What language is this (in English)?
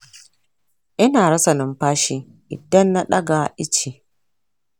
Hausa